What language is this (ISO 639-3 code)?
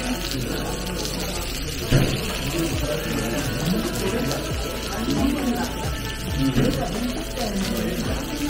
jpn